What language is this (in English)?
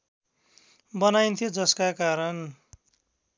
Nepali